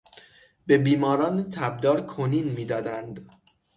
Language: Persian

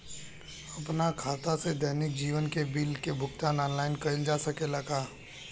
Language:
Bhojpuri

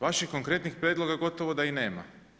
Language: Croatian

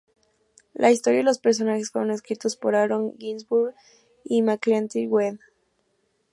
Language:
Spanish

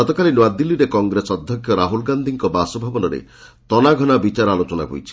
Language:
Odia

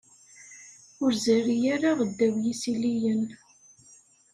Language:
Kabyle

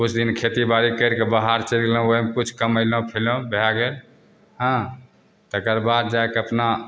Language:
Maithili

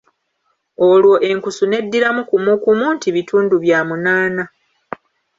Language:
Ganda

